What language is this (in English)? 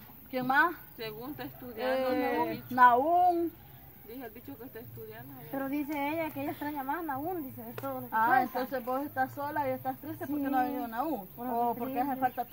Spanish